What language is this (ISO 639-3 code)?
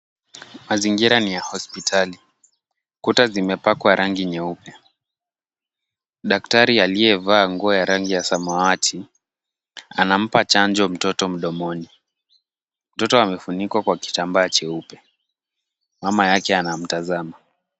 swa